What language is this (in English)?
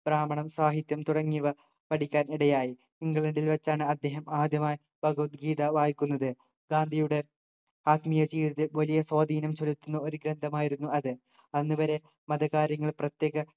Malayalam